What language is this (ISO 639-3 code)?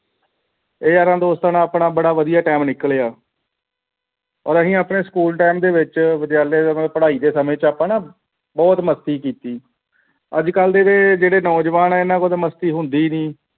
pan